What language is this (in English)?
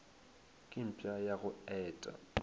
Northern Sotho